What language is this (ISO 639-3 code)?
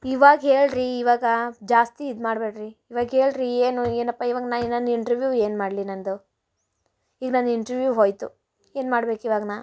kan